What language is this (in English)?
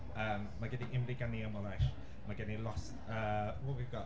Welsh